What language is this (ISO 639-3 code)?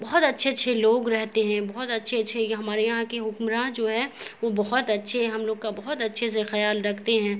urd